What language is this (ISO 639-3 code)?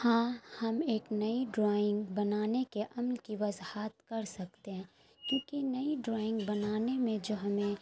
urd